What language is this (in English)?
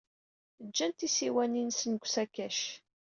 Kabyle